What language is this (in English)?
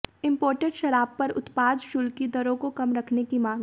Hindi